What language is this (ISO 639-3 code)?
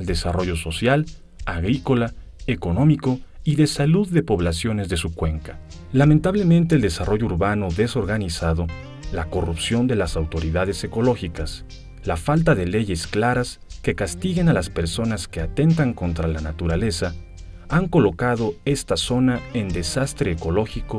spa